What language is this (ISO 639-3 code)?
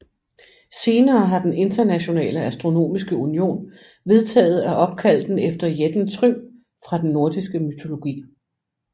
dan